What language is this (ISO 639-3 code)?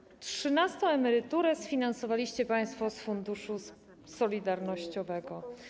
pol